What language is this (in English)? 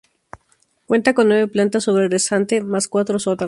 Spanish